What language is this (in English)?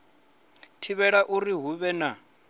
Venda